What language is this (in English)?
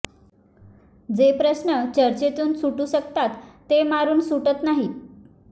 Marathi